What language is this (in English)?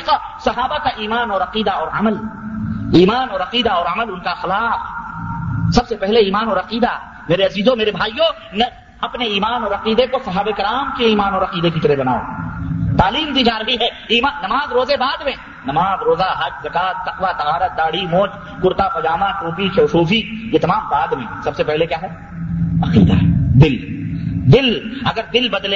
Urdu